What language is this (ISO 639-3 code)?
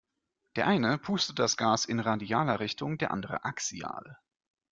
deu